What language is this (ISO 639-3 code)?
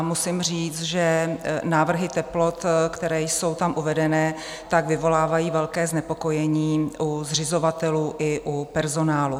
ces